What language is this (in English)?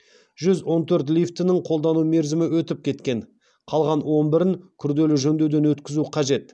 Kazakh